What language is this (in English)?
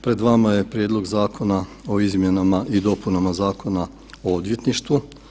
Croatian